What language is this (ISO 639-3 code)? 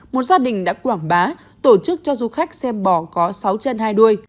vie